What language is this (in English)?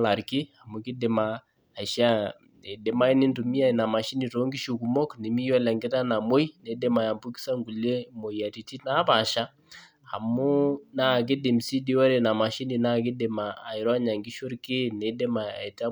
Masai